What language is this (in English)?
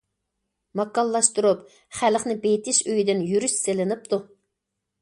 Uyghur